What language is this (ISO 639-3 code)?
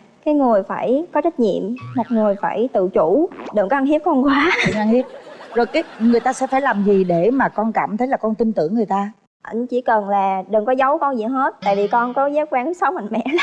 vie